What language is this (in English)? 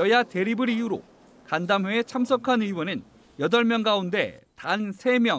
Korean